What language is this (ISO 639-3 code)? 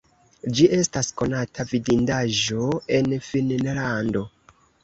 epo